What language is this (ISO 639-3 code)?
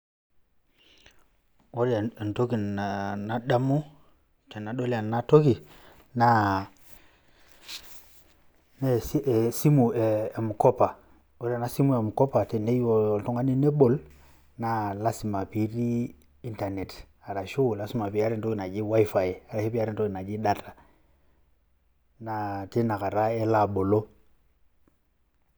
mas